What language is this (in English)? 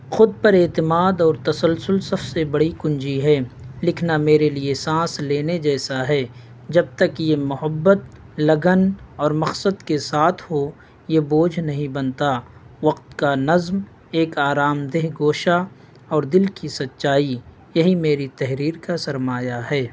Urdu